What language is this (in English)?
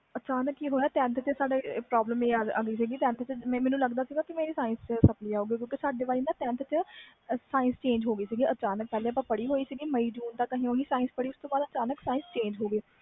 Punjabi